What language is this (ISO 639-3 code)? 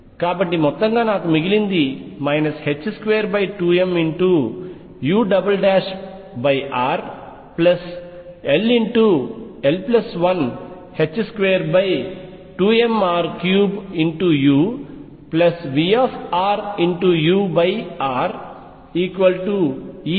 tel